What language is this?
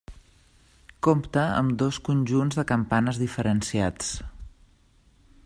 Catalan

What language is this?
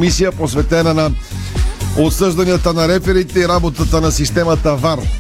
Bulgarian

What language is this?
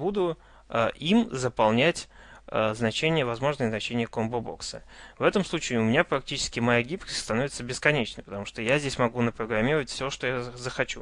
Russian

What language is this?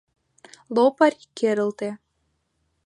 Mari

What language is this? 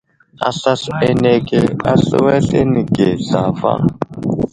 Wuzlam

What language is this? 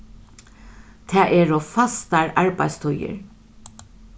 Faroese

